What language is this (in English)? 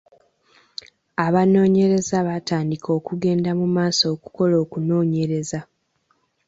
Ganda